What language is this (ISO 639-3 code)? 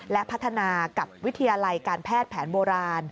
tha